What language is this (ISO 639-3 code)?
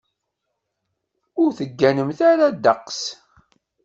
kab